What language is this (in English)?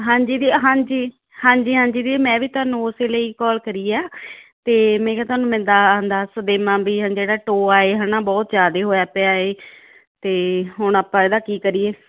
Punjabi